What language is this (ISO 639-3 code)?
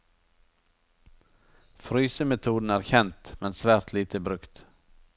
nor